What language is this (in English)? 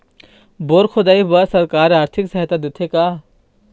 Chhattisgarhi